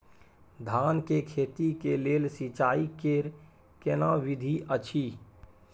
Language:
Maithili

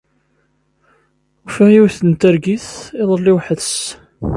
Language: Kabyle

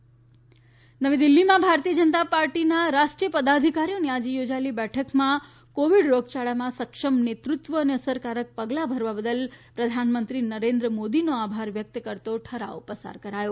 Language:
Gujarati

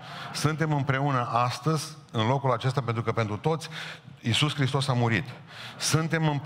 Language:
Romanian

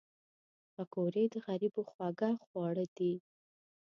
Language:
Pashto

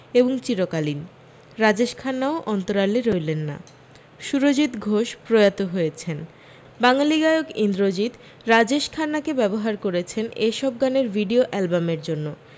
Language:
Bangla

